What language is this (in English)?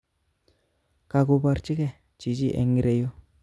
Kalenjin